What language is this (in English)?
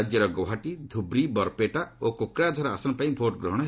Odia